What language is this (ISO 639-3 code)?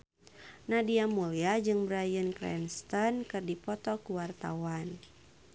sun